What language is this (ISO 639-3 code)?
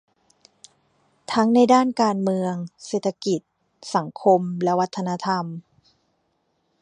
tha